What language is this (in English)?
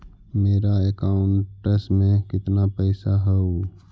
Magahi